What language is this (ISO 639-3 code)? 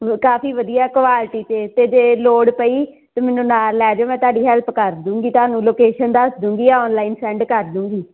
pan